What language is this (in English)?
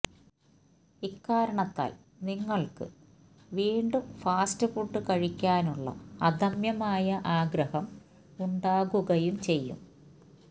Malayalam